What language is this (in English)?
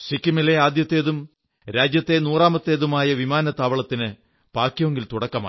Malayalam